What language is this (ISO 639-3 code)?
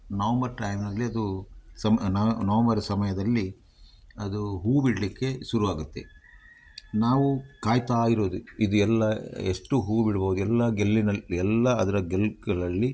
kan